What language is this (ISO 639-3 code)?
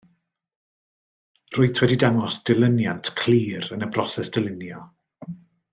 cym